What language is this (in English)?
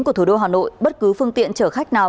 Vietnamese